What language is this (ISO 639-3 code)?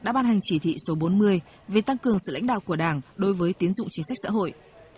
vie